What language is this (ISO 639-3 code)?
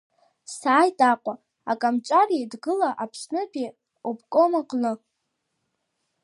abk